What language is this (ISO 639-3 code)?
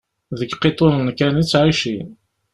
kab